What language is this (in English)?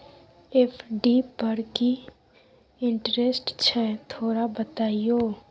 Maithili